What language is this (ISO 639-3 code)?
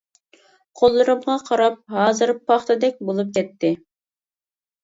uig